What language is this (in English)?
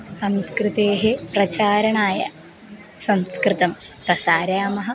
Sanskrit